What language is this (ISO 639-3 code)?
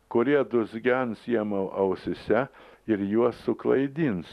lit